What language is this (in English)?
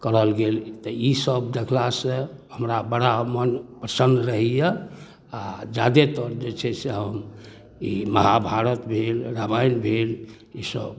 Maithili